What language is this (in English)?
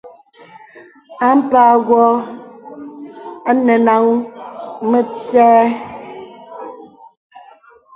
Bebele